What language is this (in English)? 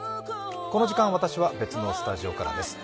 Japanese